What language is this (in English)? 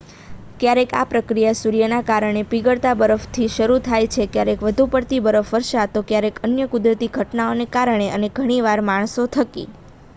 Gujarati